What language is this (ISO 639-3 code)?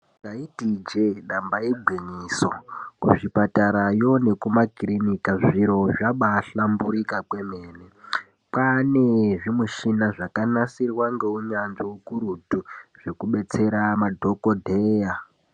ndc